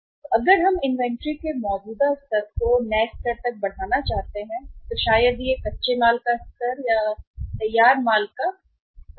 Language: Hindi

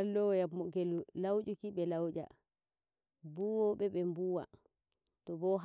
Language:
Nigerian Fulfulde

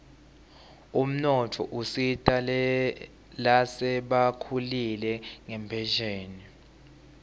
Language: Swati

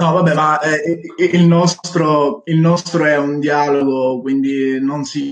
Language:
Italian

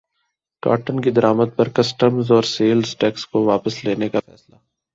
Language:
Urdu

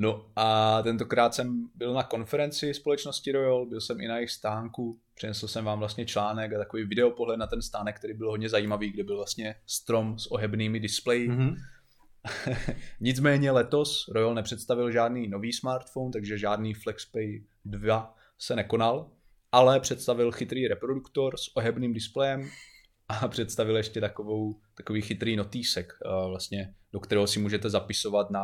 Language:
Czech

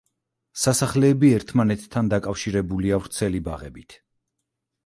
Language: Georgian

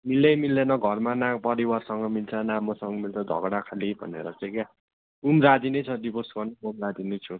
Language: Nepali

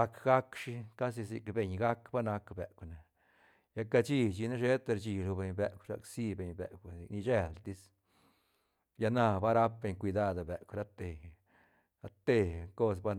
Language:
Santa Catarina Albarradas Zapotec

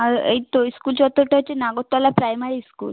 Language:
Bangla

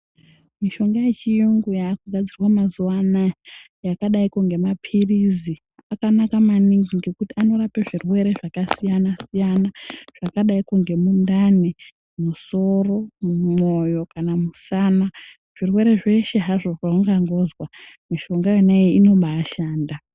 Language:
Ndau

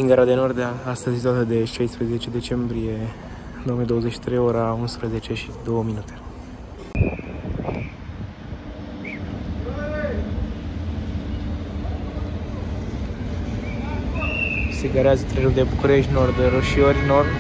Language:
Romanian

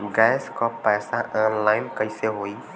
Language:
Bhojpuri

